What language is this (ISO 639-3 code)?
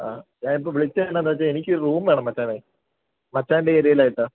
mal